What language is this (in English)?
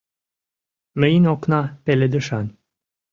Mari